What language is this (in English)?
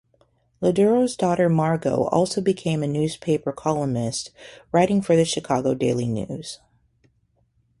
English